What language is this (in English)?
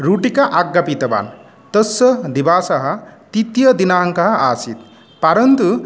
Sanskrit